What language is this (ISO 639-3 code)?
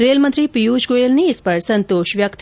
hin